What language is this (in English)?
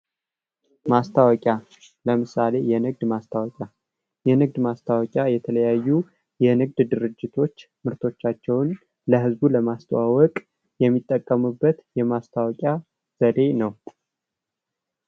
Amharic